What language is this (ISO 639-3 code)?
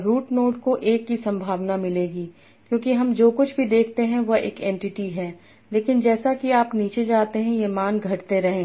hin